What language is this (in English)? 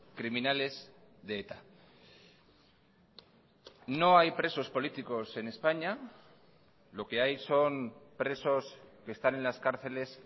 Spanish